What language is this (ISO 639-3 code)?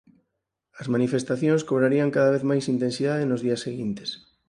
glg